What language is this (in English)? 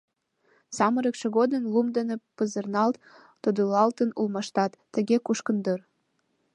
Mari